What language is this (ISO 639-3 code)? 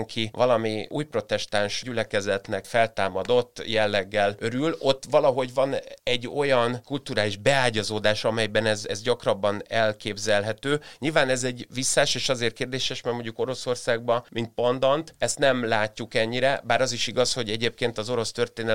hun